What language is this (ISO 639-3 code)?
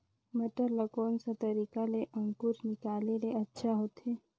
hne